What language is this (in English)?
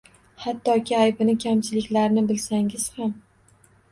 Uzbek